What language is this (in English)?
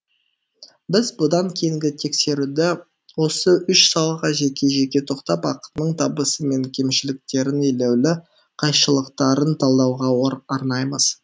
Kazakh